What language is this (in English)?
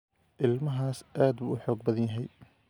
Somali